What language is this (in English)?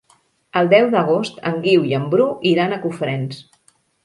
Catalan